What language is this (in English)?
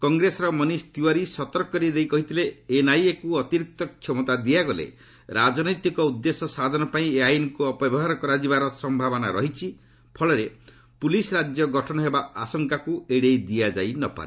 Odia